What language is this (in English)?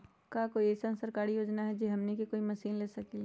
Magahi